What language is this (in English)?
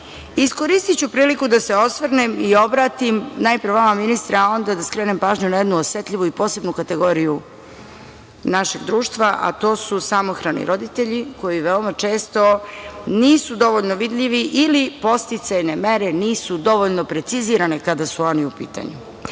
Serbian